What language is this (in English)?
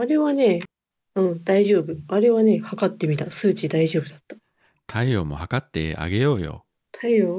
Japanese